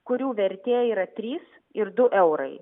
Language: Lithuanian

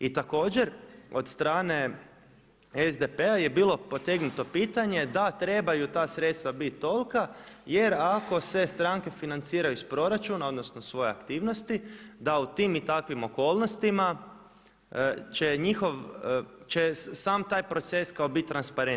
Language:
Croatian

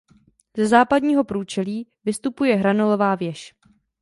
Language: Czech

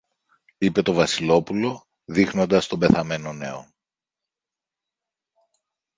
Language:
Greek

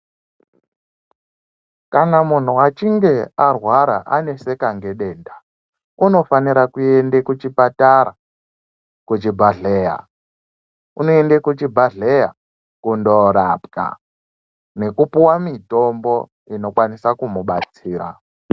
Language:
Ndau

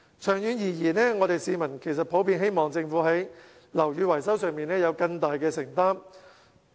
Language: Cantonese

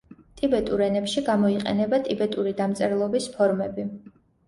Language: Georgian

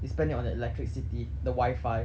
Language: English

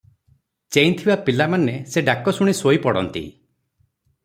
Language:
Odia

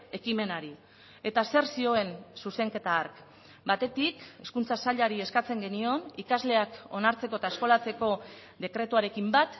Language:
Basque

